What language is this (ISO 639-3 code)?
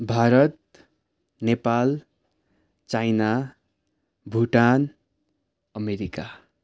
nep